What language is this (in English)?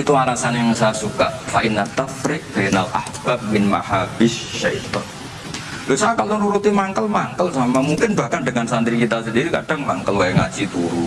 Indonesian